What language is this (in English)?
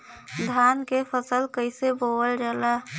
Bhojpuri